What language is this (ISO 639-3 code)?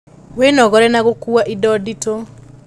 kik